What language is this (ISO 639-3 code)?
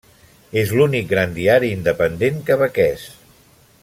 cat